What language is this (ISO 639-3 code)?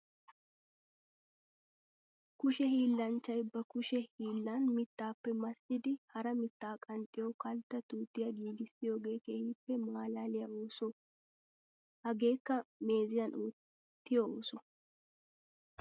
wal